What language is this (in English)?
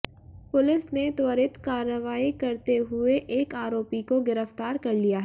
Hindi